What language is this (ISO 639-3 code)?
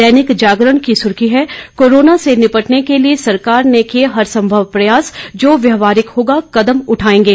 hin